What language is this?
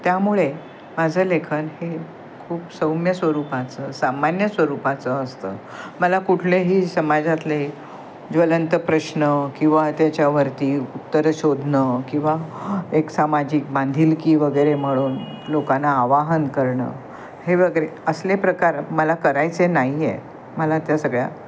Marathi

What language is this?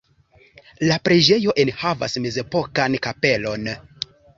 Esperanto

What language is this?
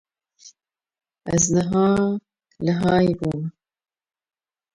Kurdish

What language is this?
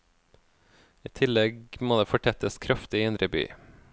Norwegian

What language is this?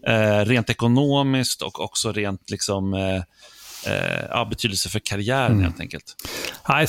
Swedish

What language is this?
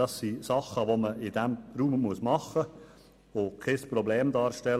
Swiss German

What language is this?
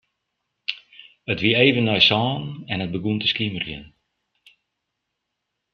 Western Frisian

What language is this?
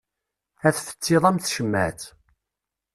Kabyle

